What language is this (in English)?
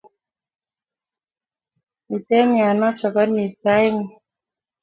Kalenjin